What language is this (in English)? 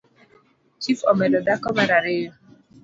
Luo (Kenya and Tanzania)